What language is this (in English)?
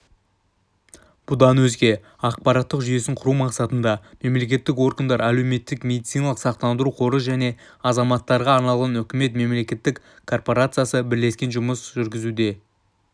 Kazakh